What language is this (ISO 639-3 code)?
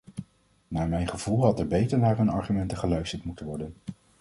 nld